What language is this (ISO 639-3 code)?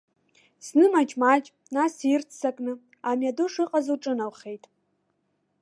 abk